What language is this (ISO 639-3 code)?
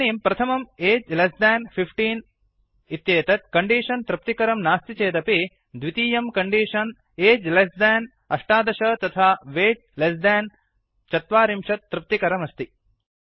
san